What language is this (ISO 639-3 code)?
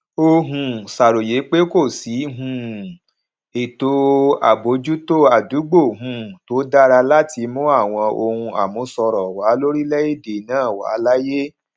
yor